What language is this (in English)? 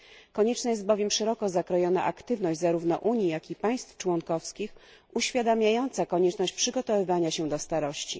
Polish